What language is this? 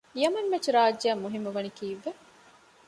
Divehi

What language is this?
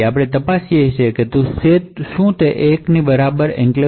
Gujarati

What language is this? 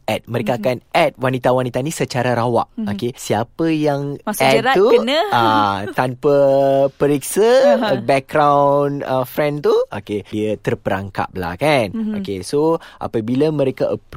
Malay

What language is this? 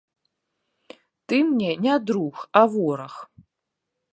Belarusian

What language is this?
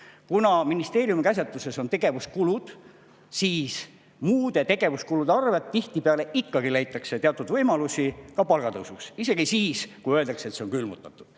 Estonian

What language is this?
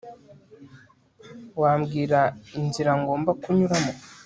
Kinyarwanda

